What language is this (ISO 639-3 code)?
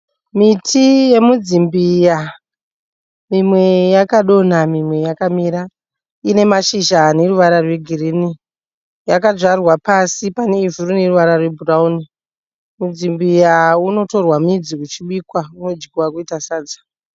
sna